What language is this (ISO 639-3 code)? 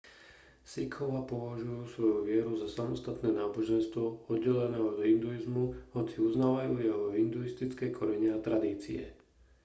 slk